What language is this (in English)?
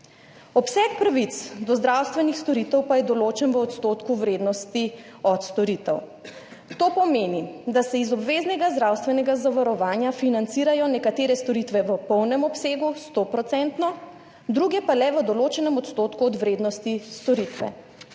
Slovenian